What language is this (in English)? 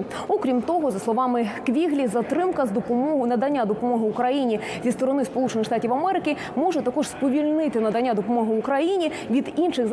Ukrainian